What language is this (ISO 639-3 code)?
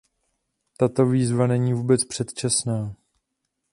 ces